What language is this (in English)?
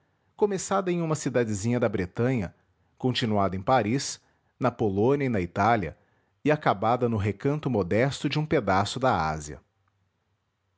Portuguese